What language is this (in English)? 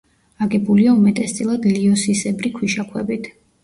Georgian